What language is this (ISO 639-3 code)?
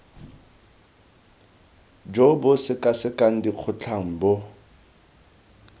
tsn